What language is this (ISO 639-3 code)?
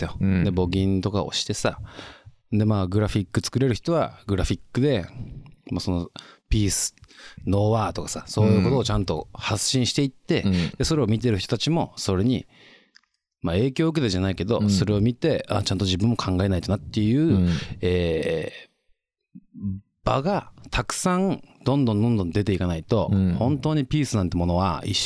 jpn